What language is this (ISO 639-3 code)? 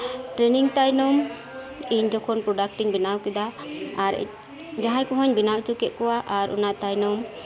sat